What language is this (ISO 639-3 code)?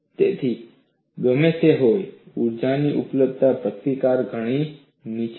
guj